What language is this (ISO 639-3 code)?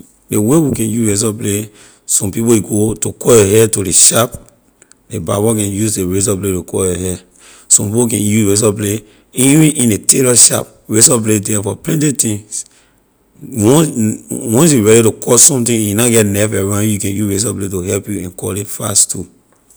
lir